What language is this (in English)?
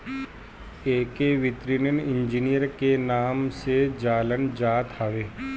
Bhojpuri